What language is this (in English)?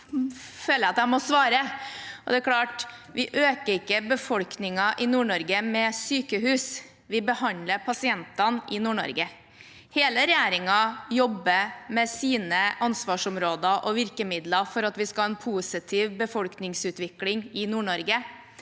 Norwegian